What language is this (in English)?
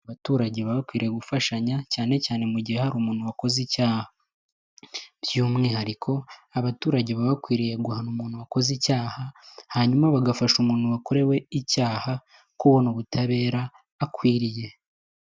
Kinyarwanda